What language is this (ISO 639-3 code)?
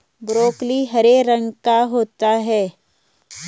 hin